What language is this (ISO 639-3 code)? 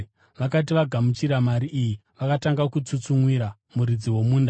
sna